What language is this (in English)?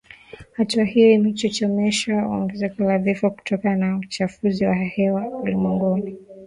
Swahili